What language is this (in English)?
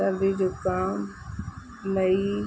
Sindhi